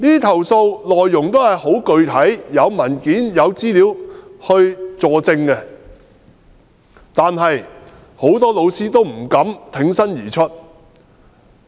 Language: Cantonese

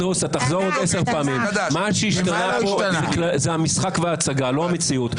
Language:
Hebrew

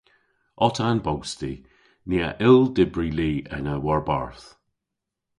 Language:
Cornish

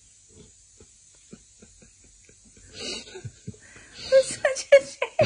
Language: English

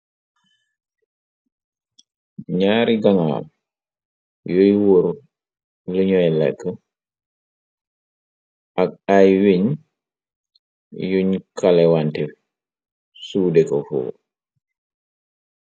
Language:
Wolof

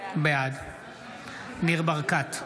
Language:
Hebrew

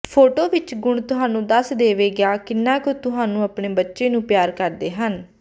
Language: Punjabi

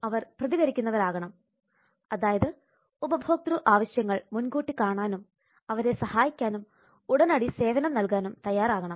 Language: Malayalam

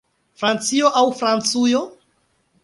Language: Esperanto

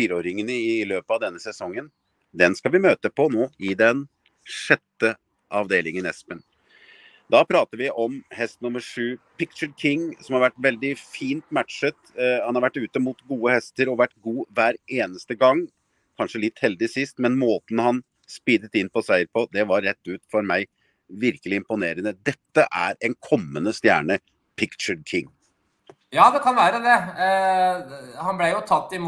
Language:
Norwegian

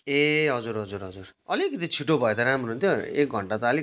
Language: Nepali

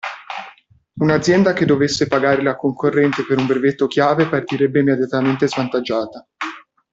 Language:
Italian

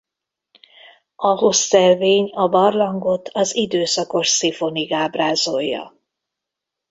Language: Hungarian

